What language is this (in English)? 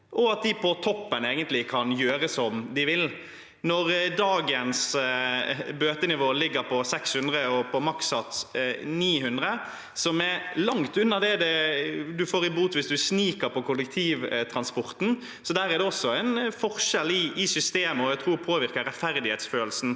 Norwegian